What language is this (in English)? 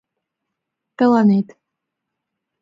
Mari